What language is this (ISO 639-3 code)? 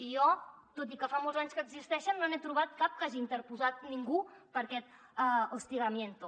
cat